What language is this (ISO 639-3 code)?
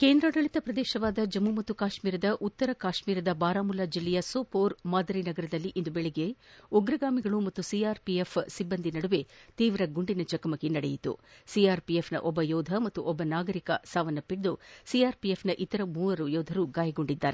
kan